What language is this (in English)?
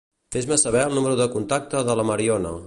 Catalan